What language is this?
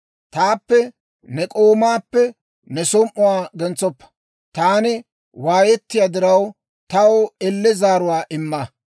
Dawro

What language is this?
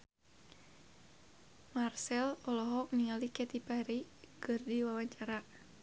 Sundanese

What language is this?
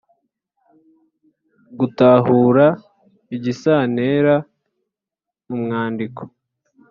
Kinyarwanda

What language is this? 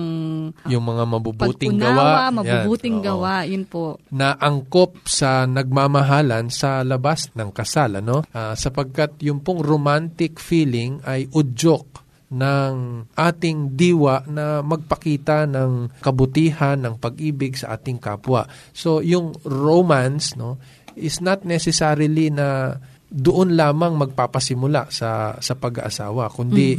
Filipino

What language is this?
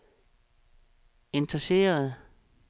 Danish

